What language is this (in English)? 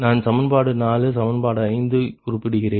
Tamil